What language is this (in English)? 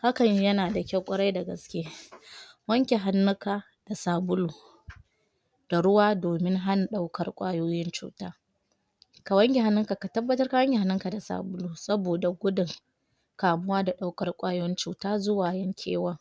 Hausa